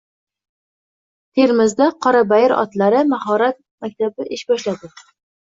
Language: Uzbek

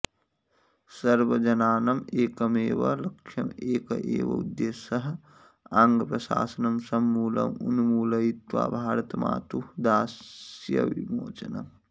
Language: Sanskrit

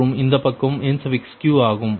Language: Tamil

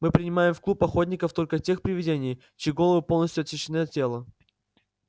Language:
Russian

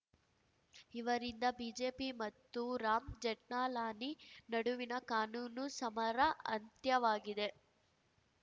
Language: Kannada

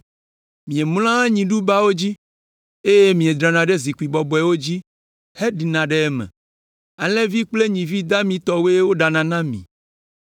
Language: Ewe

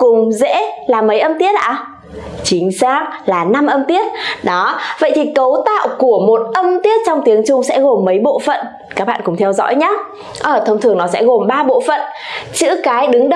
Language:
Vietnamese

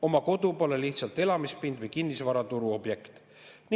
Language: Estonian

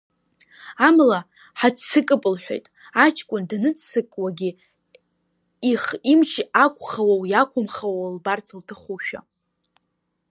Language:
Abkhazian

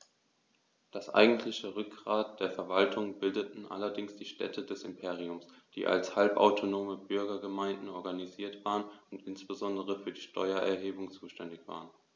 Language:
German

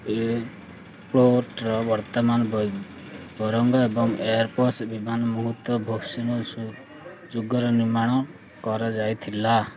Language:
Odia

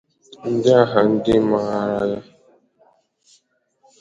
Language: Igbo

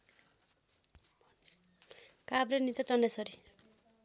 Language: Nepali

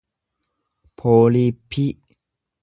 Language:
Oromo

